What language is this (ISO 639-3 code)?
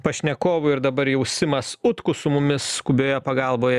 lit